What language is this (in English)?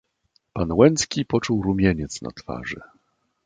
Polish